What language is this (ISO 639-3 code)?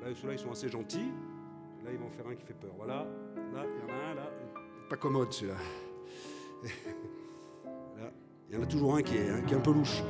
fra